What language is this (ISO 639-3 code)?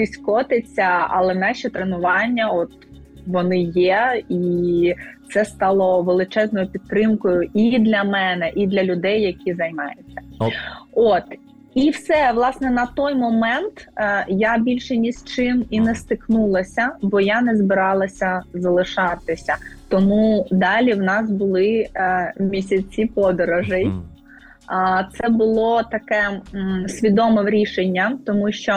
ukr